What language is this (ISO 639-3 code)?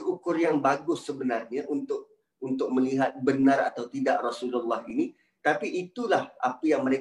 msa